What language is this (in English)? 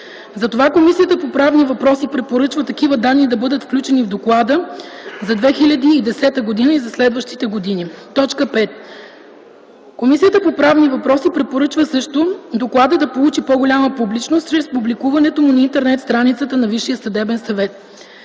Bulgarian